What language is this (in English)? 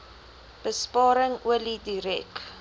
Afrikaans